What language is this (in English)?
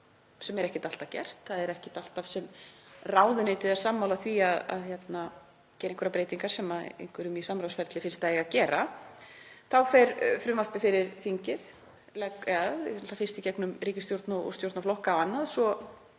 Icelandic